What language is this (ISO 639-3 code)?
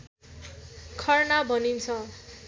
nep